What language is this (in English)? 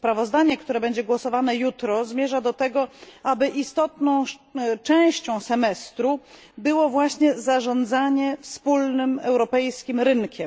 Polish